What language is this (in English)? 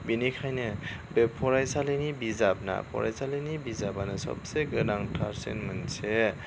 Bodo